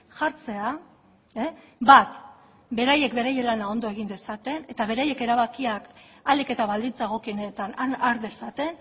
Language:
Basque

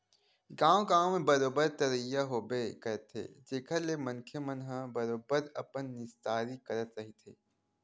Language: Chhattisgarhi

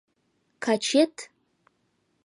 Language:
Mari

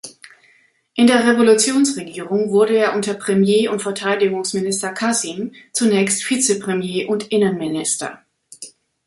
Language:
German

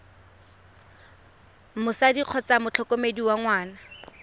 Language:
Tswana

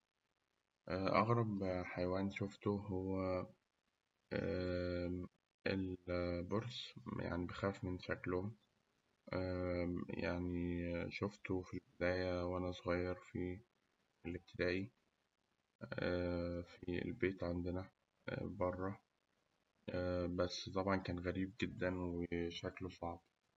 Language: Egyptian Arabic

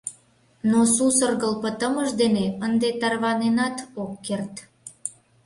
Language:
Mari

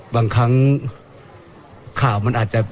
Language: Thai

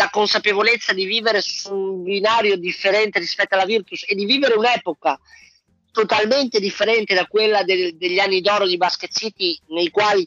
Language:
Italian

